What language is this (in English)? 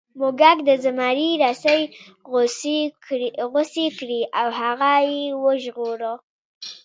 Pashto